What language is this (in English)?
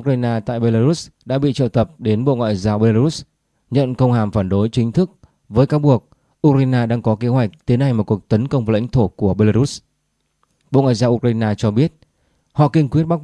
Vietnamese